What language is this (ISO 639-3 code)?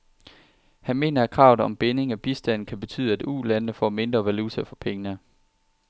dan